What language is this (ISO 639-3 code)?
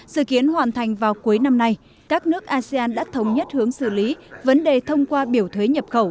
vie